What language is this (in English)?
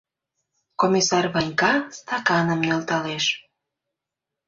Mari